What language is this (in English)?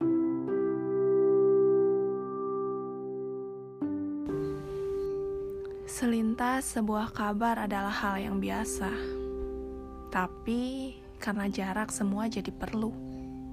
Indonesian